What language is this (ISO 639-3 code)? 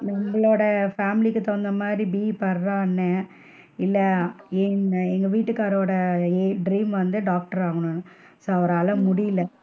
tam